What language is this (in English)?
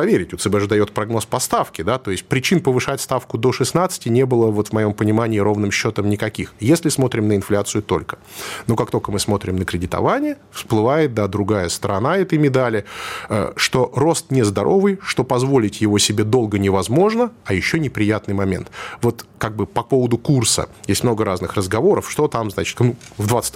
Russian